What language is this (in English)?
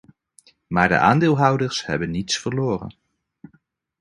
Dutch